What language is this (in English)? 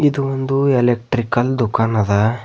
Kannada